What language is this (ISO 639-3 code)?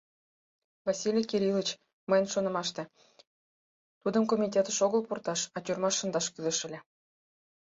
chm